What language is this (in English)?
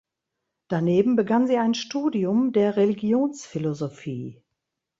German